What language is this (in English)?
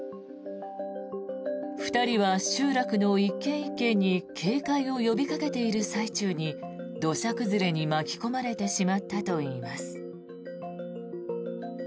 Japanese